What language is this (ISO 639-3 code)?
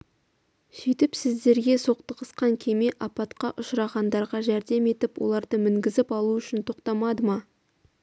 kaz